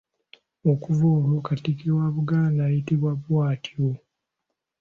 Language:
Ganda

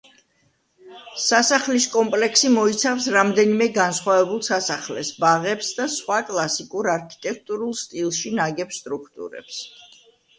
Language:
Georgian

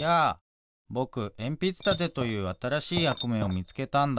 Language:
Japanese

